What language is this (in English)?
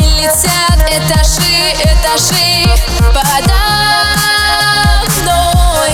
Russian